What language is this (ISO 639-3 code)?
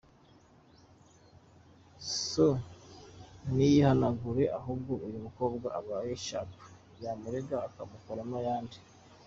kin